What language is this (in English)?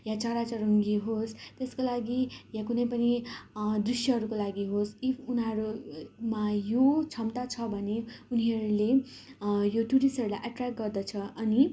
Nepali